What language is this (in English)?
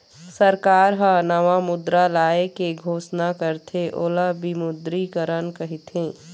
Chhattisgarhi